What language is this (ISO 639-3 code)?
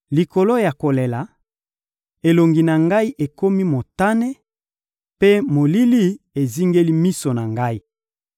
lin